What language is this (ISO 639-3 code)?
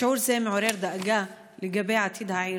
heb